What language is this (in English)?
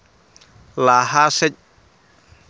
Santali